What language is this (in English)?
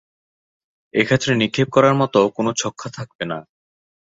Bangla